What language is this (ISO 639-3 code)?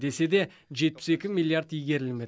kaz